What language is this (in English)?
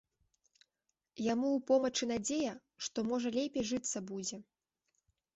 Belarusian